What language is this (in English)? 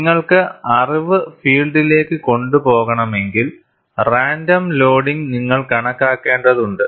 Malayalam